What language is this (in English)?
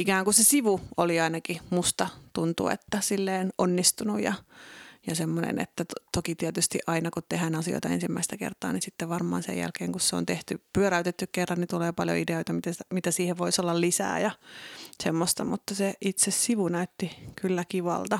Finnish